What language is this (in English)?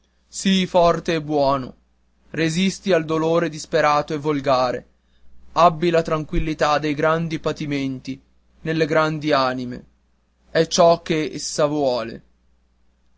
Italian